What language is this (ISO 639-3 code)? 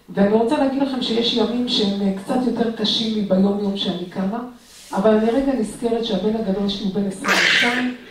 heb